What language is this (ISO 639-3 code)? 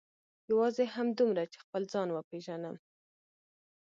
pus